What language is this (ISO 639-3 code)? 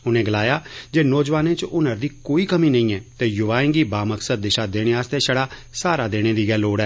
doi